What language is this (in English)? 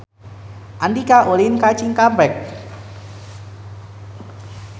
Sundanese